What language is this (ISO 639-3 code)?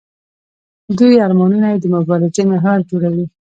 pus